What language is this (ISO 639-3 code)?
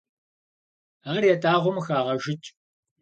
kbd